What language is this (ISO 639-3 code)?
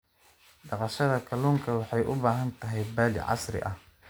som